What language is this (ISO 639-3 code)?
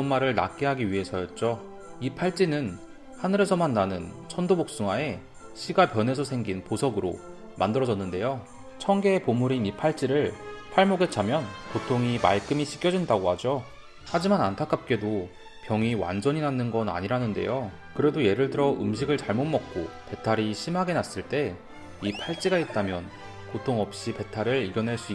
kor